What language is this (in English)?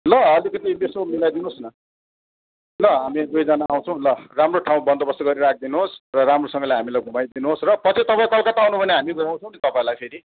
Nepali